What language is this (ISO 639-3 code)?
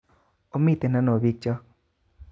kln